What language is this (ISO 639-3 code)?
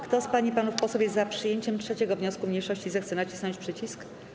pol